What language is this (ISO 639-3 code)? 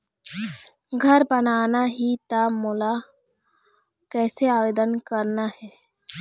hne